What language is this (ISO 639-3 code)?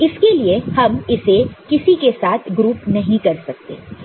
hin